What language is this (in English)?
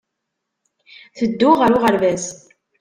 Kabyle